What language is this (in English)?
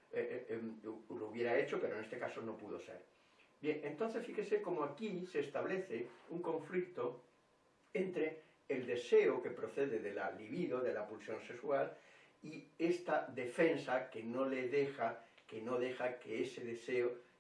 Spanish